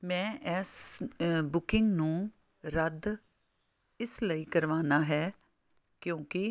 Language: Punjabi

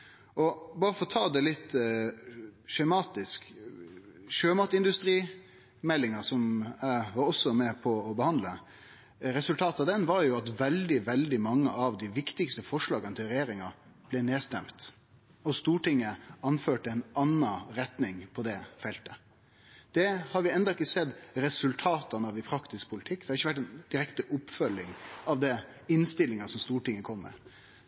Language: Norwegian Nynorsk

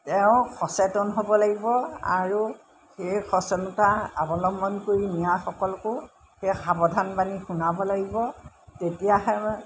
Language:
Assamese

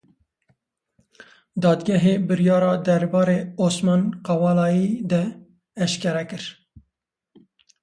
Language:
Kurdish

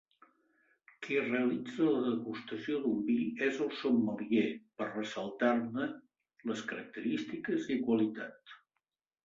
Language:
Catalan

